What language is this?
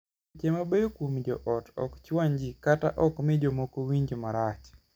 Luo (Kenya and Tanzania)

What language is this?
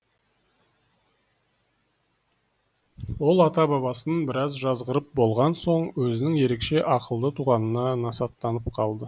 Kazakh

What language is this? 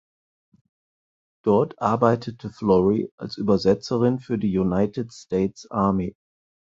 German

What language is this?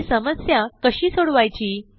Marathi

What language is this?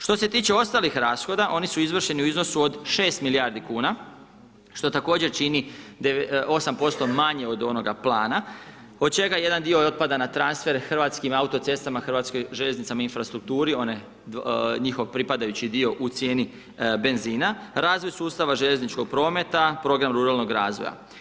Croatian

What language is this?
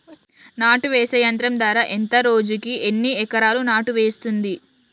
Telugu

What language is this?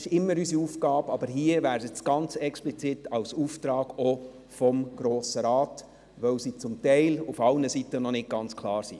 Swiss German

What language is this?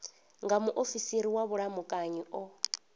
Venda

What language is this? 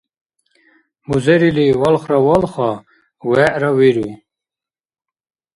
Dargwa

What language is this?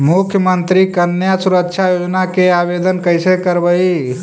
Magahi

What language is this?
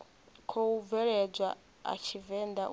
Venda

